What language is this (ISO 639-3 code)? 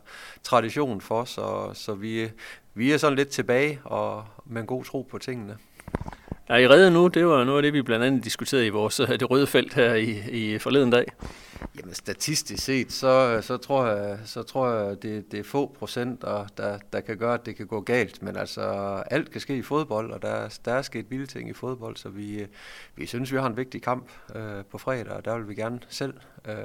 dan